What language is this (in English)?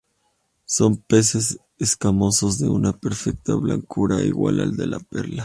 Spanish